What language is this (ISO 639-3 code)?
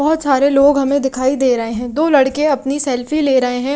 hin